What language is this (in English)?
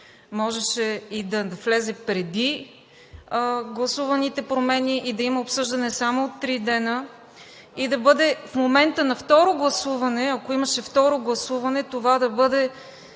Bulgarian